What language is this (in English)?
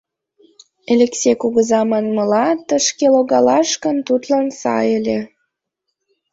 Mari